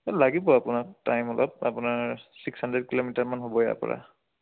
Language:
Assamese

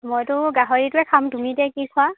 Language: Assamese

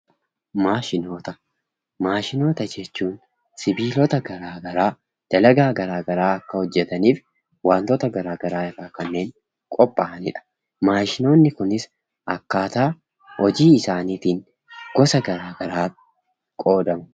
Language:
Oromo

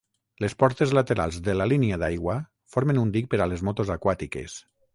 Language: Catalan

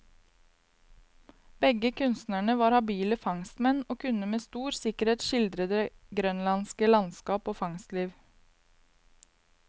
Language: Norwegian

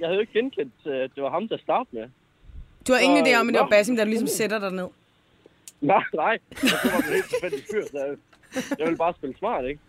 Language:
Danish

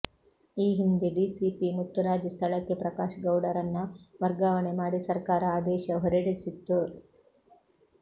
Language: Kannada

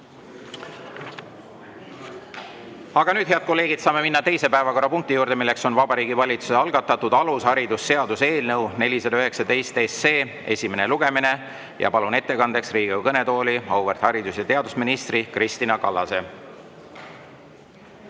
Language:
Estonian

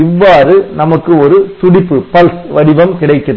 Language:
Tamil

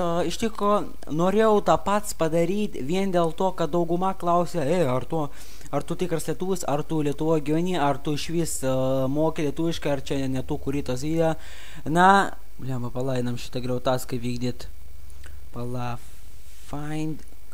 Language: Lithuanian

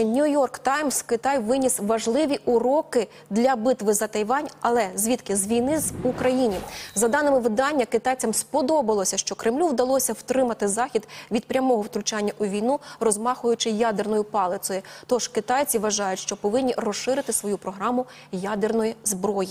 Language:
Ukrainian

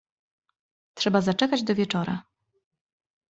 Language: Polish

